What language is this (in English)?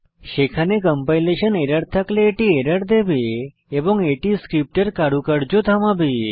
Bangla